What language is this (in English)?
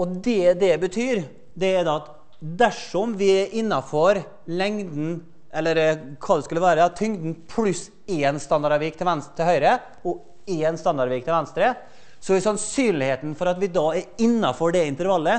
Norwegian